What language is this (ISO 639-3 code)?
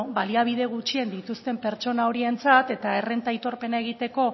eus